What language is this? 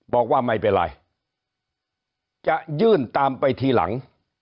Thai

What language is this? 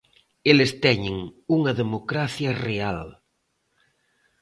Galician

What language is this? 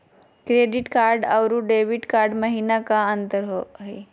Magahi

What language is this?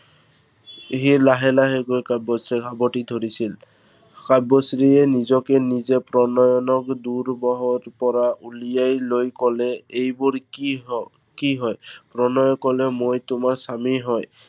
Assamese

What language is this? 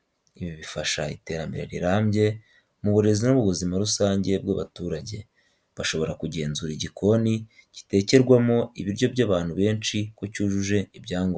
Kinyarwanda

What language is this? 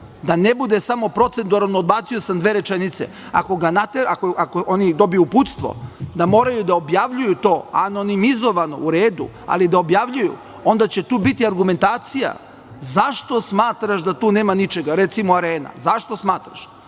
Serbian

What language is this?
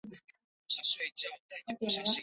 Chinese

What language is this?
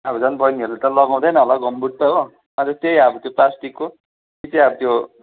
Nepali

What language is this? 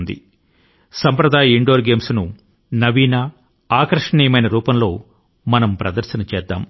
Telugu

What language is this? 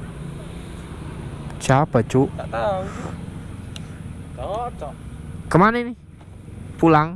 Indonesian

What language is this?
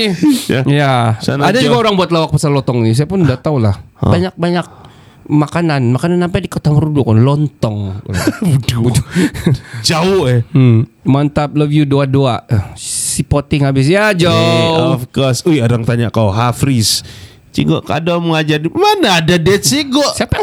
Malay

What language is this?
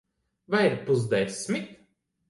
Latvian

